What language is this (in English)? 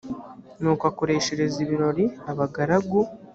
Kinyarwanda